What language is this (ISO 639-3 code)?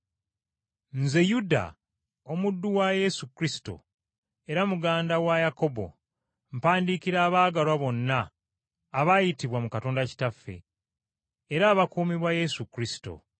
lug